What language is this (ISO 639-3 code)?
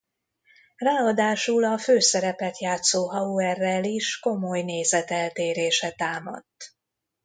hun